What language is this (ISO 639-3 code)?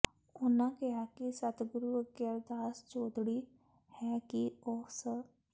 pan